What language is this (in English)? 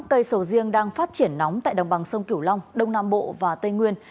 Vietnamese